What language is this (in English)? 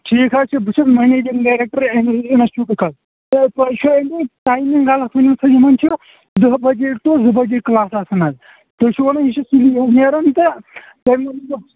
Kashmiri